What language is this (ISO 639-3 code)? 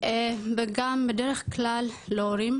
heb